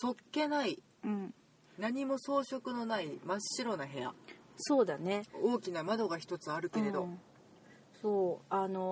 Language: Japanese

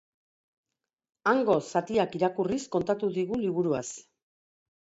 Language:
Basque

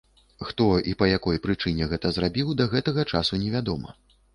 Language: Belarusian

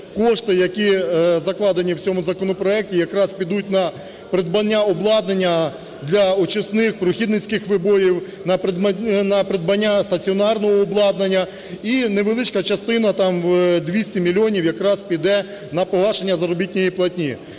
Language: Ukrainian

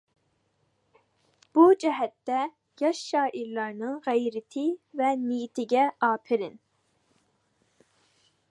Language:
Uyghur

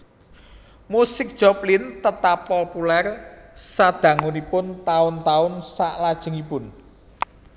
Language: Javanese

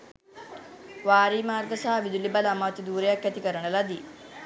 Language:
Sinhala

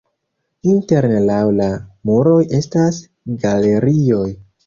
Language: Esperanto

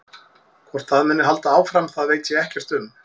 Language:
Icelandic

